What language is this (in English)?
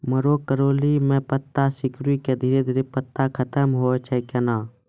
Maithili